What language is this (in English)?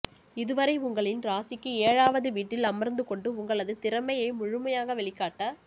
Tamil